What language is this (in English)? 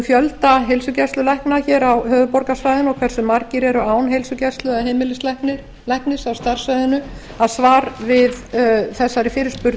Icelandic